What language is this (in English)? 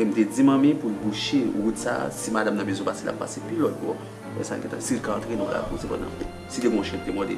French